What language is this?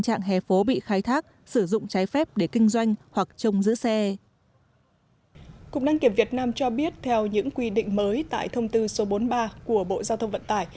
Vietnamese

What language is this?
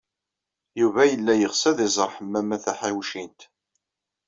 Kabyle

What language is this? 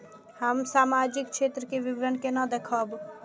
Maithili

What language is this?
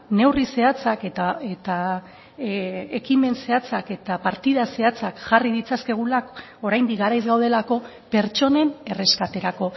Basque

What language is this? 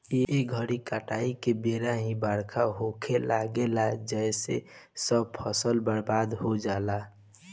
Bhojpuri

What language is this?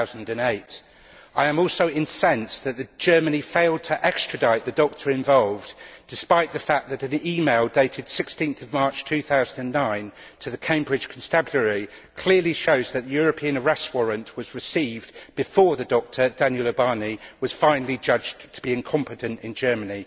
English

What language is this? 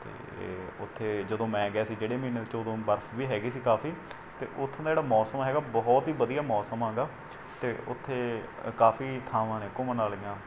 Punjabi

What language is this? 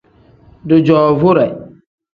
Tem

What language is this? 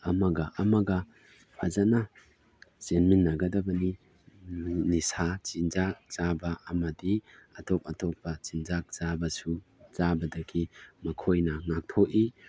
Manipuri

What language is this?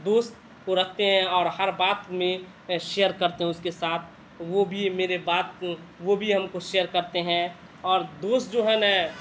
Urdu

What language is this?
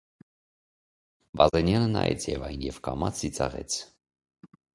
Armenian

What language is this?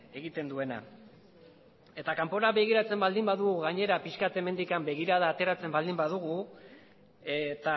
Basque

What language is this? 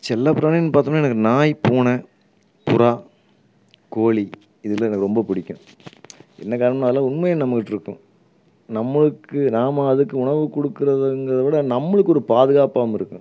Tamil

